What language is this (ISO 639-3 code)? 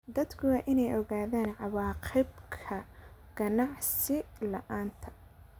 som